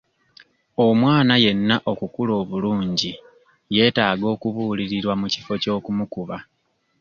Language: Ganda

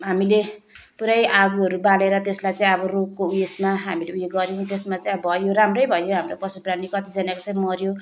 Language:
Nepali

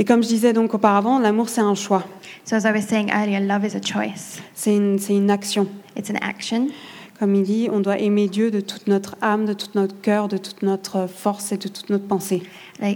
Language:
French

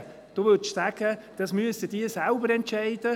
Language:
Swiss German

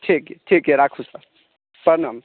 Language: Maithili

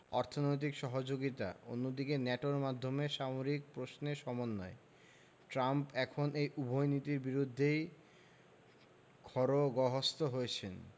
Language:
Bangla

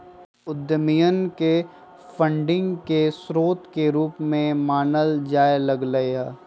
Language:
Magahi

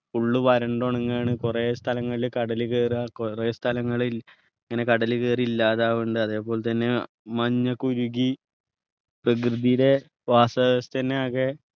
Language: Malayalam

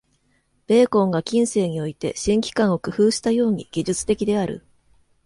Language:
Japanese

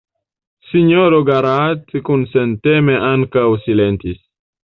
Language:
Esperanto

